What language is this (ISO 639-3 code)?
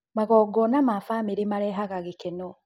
kik